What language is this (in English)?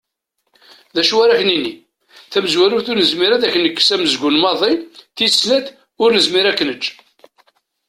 Kabyle